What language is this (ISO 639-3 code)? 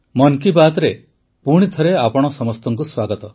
ori